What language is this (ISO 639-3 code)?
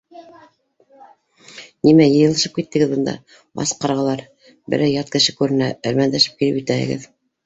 bak